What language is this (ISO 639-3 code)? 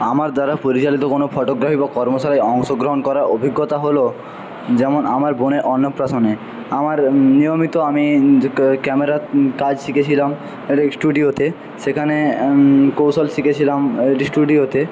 ben